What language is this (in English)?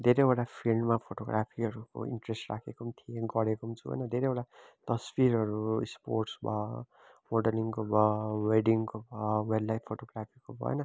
Nepali